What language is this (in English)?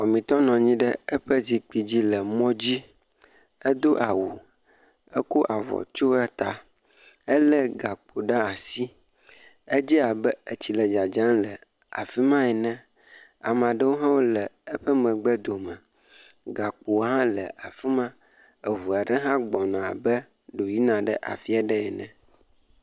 Ewe